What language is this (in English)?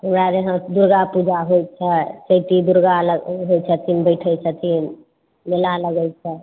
Maithili